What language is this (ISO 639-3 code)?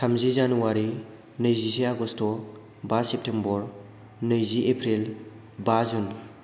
brx